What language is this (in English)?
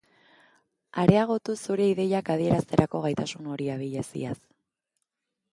Basque